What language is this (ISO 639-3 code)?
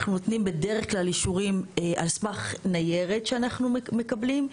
heb